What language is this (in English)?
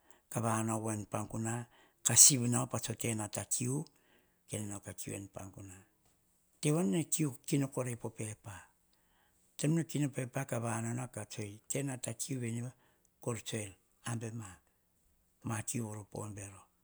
Hahon